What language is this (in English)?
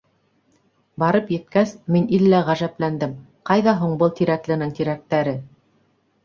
Bashkir